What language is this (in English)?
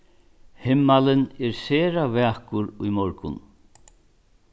Faroese